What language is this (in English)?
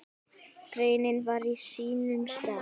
Icelandic